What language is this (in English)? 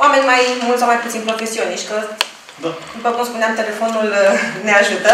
Romanian